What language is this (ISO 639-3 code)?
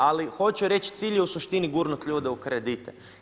hrv